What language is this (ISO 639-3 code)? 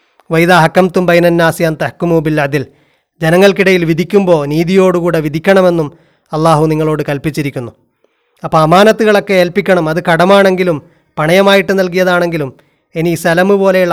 mal